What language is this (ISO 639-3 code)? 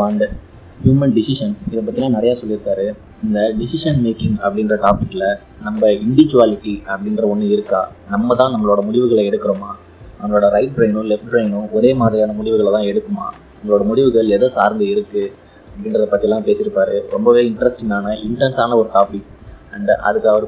tam